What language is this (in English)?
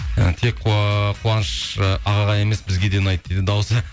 Kazakh